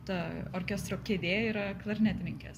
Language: Lithuanian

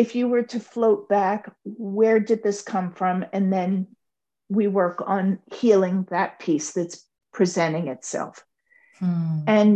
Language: English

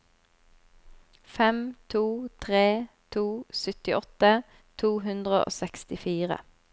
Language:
Norwegian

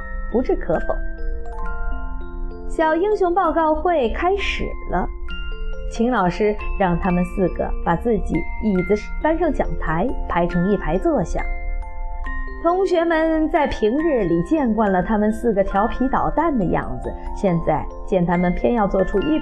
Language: Chinese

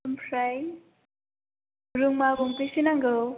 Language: Bodo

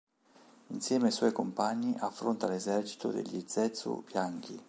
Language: Italian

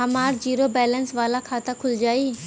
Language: Bhojpuri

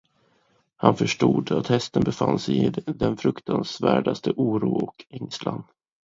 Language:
Swedish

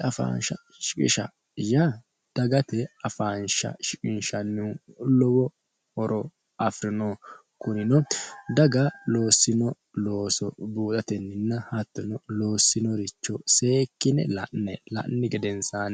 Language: Sidamo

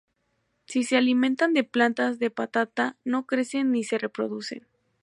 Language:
Spanish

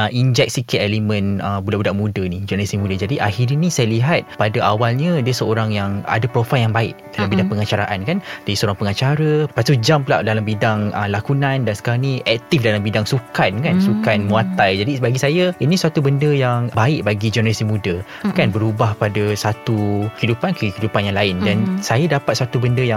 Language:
Malay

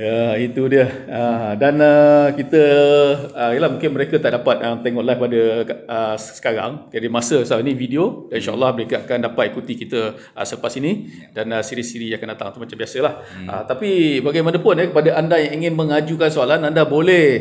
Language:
Malay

